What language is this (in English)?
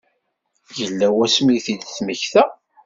Kabyle